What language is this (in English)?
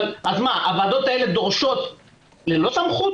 Hebrew